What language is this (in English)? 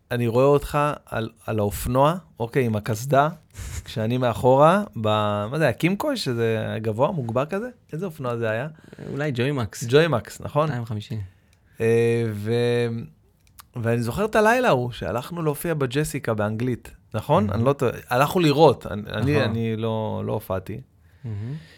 Hebrew